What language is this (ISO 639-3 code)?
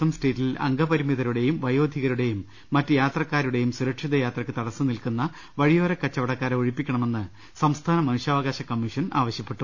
mal